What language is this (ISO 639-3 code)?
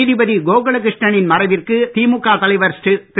tam